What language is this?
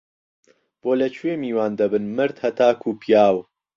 Central Kurdish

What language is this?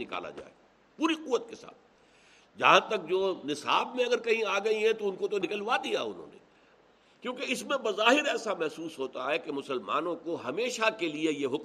Urdu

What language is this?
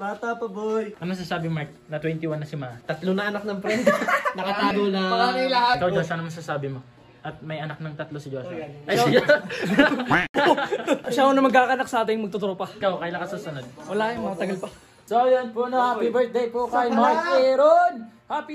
Filipino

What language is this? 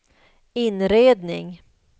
Swedish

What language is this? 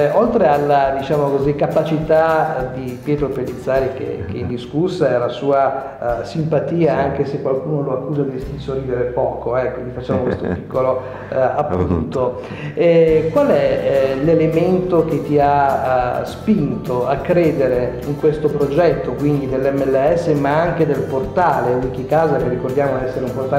Italian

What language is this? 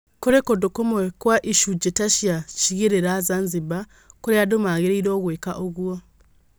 Kikuyu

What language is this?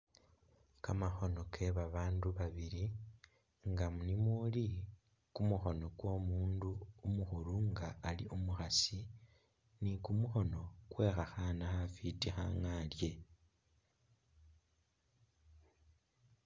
Masaaba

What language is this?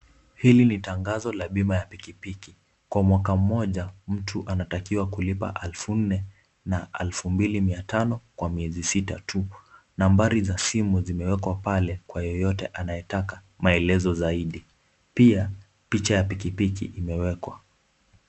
Swahili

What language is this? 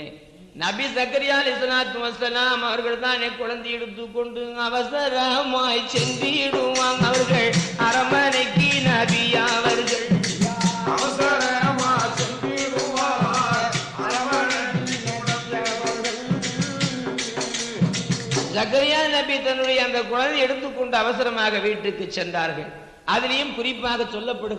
Tamil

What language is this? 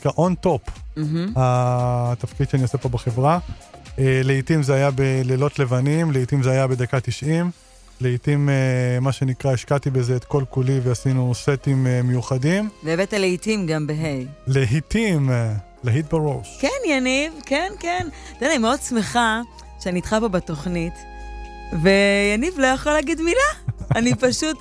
Hebrew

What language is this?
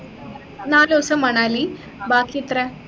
Malayalam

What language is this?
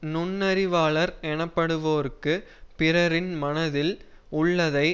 Tamil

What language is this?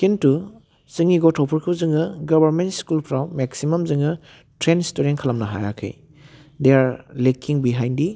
Bodo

